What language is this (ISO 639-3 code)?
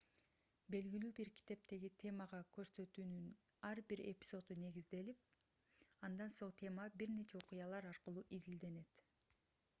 kir